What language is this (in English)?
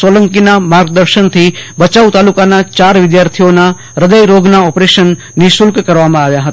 Gujarati